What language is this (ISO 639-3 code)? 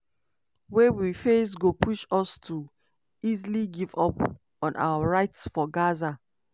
pcm